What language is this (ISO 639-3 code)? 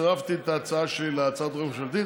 heb